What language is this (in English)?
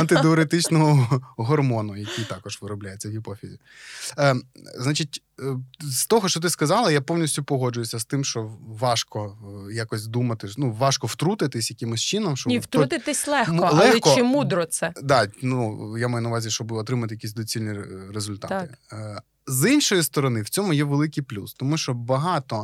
Ukrainian